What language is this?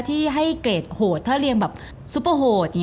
Thai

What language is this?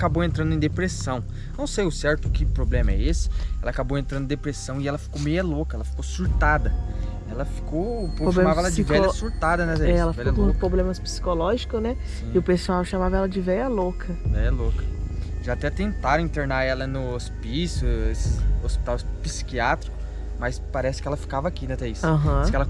Portuguese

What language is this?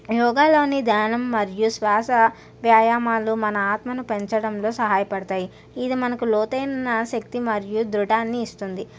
Telugu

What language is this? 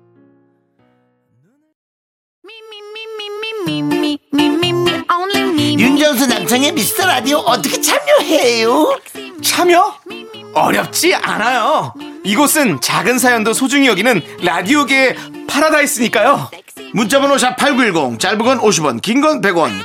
Korean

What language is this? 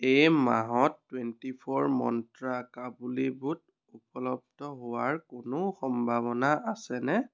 Assamese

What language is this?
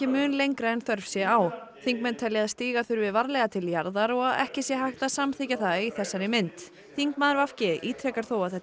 Icelandic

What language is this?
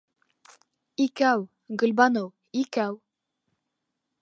Bashkir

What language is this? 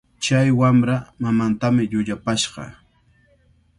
Cajatambo North Lima Quechua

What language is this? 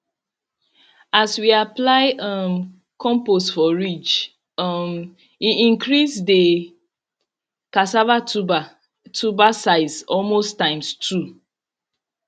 Nigerian Pidgin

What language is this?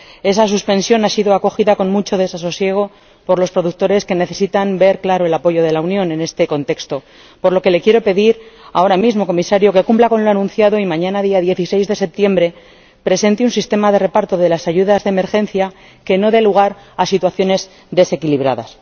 Spanish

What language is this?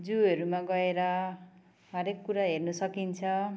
Nepali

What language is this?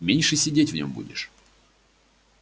Russian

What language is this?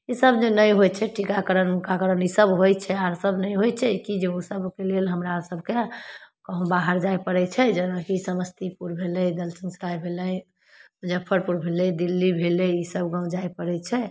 Maithili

